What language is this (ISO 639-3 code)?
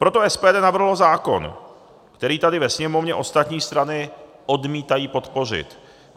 ces